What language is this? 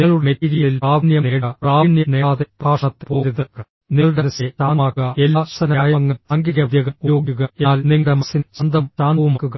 Malayalam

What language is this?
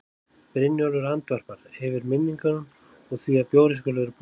Icelandic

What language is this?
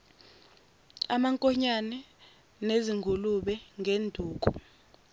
Zulu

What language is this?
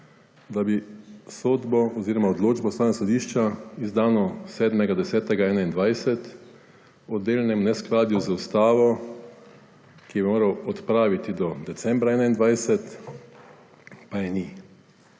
Slovenian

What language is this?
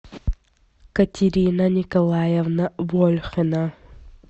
Russian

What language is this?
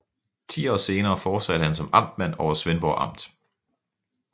Danish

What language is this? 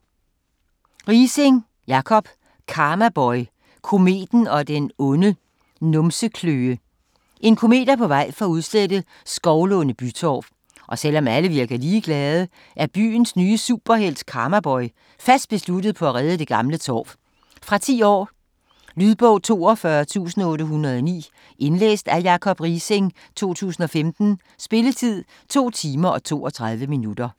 Danish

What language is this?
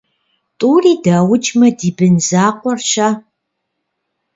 Kabardian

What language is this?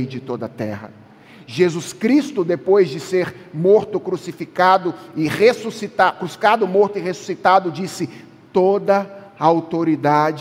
Portuguese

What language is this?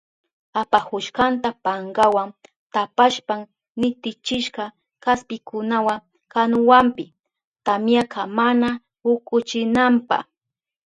Southern Pastaza Quechua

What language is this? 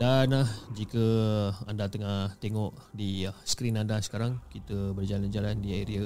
Malay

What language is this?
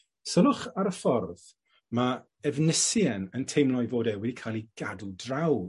Welsh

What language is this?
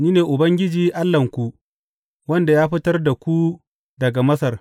Hausa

